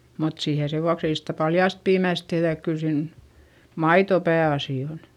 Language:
Finnish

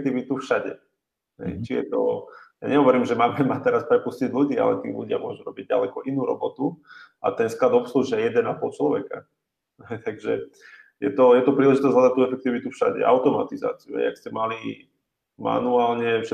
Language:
Slovak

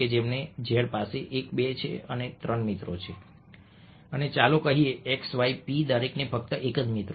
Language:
Gujarati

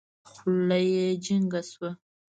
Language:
Pashto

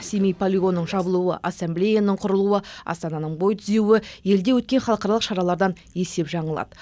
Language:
Kazakh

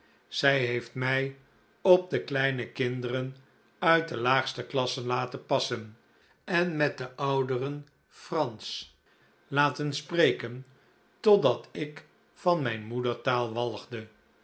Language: Dutch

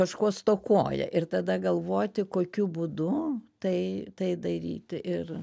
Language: Lithuanian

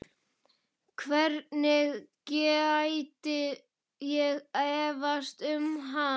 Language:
Icelandic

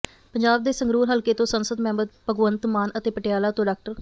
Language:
Punjabi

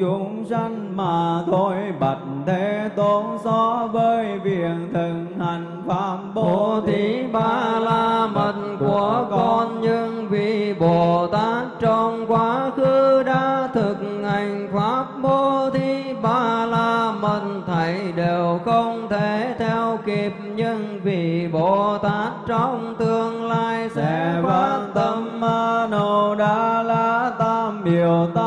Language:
Vietnamese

